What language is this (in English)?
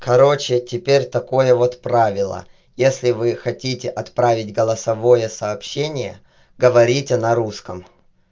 Russian